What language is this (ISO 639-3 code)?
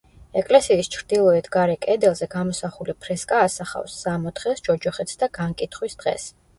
kat